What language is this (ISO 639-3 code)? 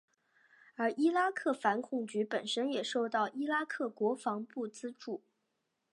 zho